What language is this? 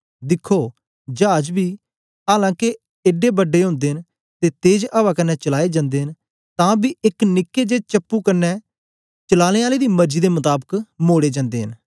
Dogri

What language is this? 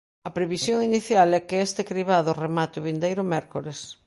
Galician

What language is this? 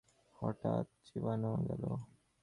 Bangla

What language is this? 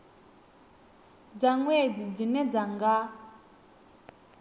Venda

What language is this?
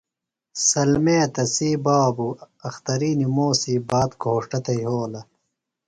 Phalura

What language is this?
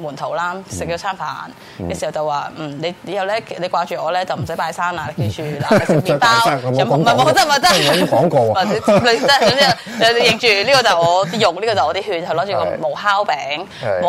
Chinese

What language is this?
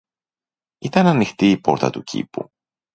Greek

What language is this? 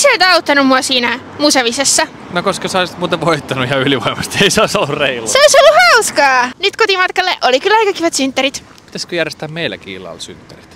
Finnish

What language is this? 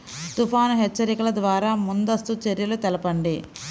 Telugu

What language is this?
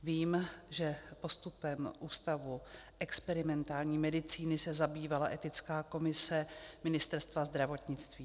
Czech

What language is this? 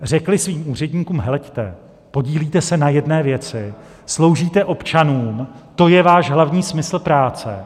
Czech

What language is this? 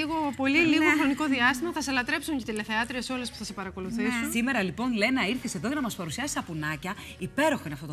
Greek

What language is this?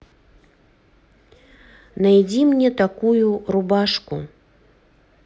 Russian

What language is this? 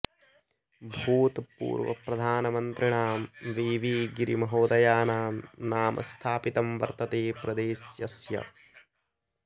Sanskrit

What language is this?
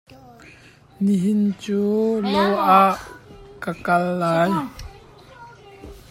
Hakha Chin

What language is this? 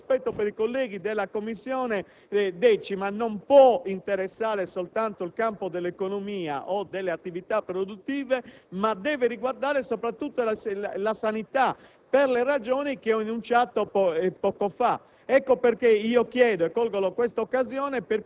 Italian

